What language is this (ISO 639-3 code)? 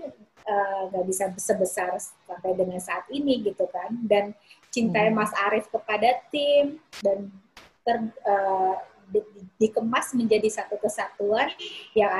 ind